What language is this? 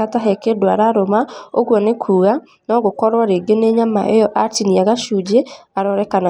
Kikuyu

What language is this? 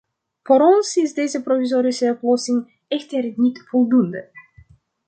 Dutch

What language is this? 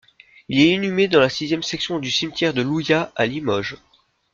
French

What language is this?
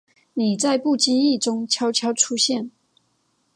Chinese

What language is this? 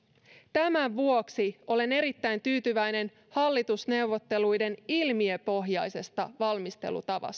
Finnish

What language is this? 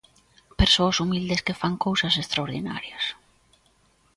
Galician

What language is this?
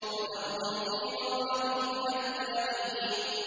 Arabic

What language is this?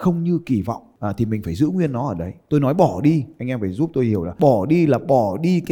Vietnamese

